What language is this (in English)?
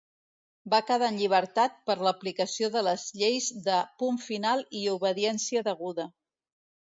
Catalan